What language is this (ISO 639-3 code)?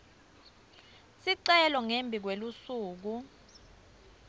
ssw